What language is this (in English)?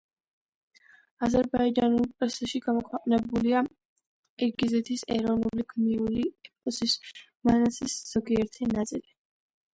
Georgian